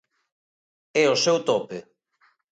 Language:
Galician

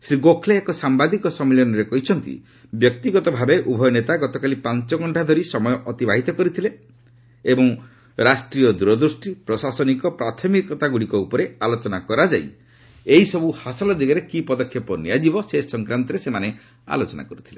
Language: Odia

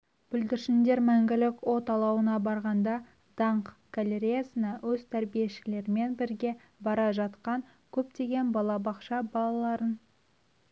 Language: Kazakh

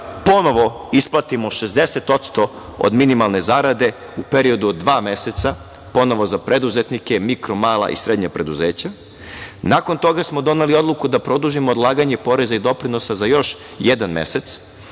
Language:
Serbian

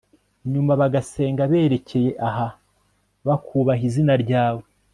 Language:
Kinyarwanda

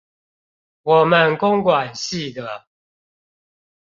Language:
Chinese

